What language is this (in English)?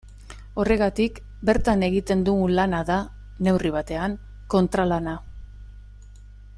Basque